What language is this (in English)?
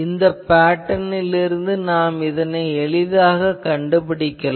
Tamil